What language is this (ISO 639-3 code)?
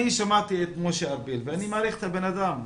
heb